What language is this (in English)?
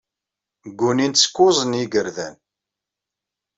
Kabyle